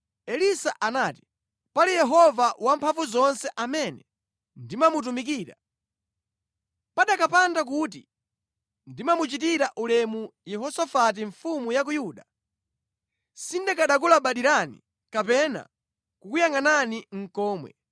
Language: Nyanja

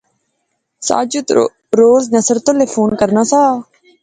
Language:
Pahari-Potwari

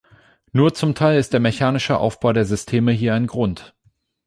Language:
German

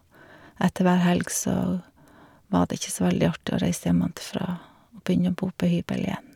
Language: Norwegian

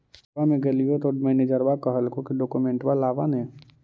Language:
Magahi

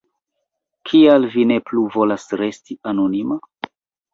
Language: Esperanto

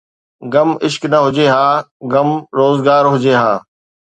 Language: Sindhi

